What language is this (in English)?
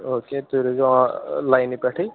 Kashmiri